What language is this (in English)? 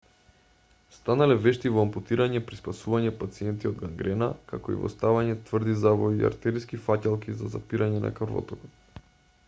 Macedonian